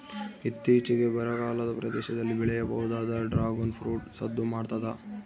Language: Kannada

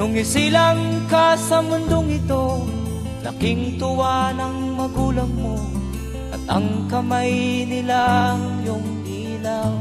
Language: Filipino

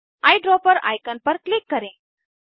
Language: Hindi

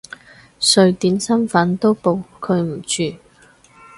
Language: Cantonese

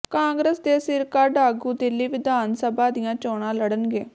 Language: Punjabi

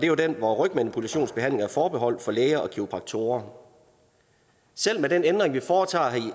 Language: Danish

